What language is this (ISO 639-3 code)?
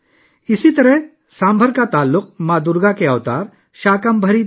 urd